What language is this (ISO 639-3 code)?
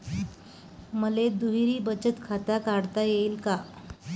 mar